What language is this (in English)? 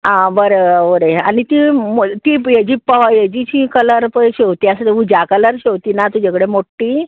Konkani